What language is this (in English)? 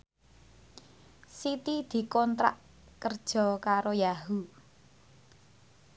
Javanese